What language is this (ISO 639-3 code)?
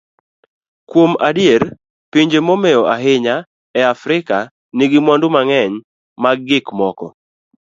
luo